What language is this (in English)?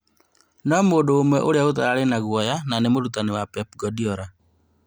Kikuyu